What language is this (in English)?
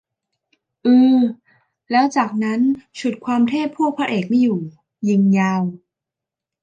Thai